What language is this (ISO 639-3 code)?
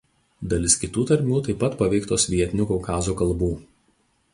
lit